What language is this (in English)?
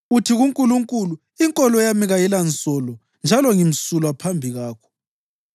North Ndebele